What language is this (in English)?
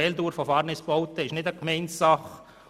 Swiss German